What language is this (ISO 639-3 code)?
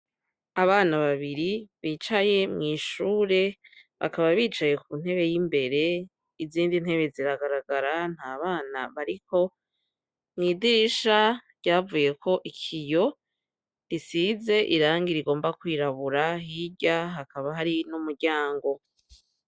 run